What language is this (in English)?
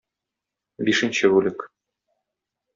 Tatar